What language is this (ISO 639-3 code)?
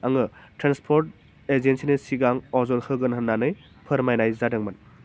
brx